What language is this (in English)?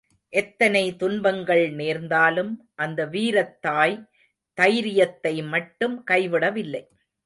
Tamil